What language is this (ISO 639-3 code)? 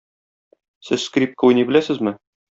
tat